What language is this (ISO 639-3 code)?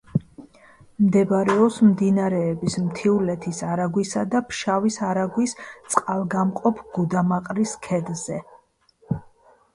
kat